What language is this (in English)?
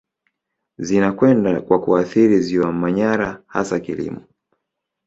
Swahili